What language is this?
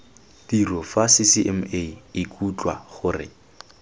Tswana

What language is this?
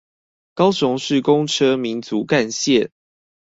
Chinese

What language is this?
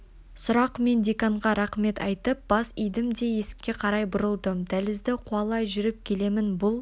Kazakh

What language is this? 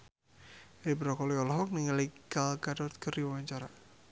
Sundanese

